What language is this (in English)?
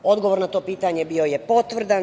Serbian